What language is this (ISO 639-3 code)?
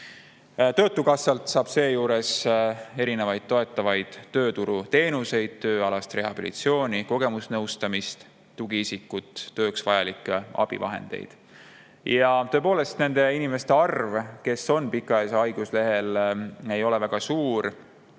est